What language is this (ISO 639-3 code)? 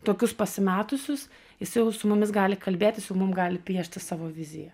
lit